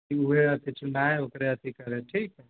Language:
Maithili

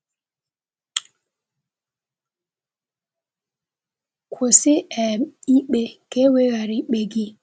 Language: Igbo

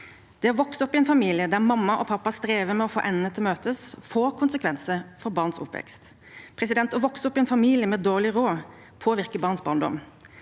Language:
Norwegian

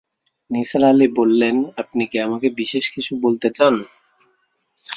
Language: Bangla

